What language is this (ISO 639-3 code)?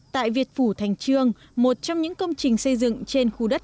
vie